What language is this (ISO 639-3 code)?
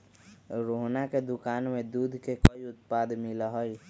mag